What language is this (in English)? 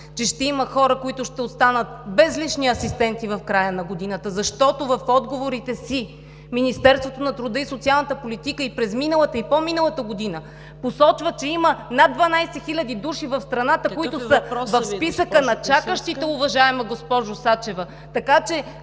Bulgarian